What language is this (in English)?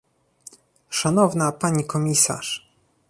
Polish